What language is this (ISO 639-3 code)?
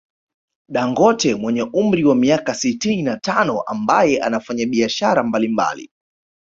swa